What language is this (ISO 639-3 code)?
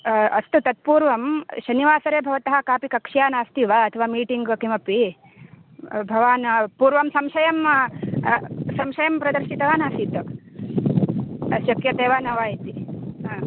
san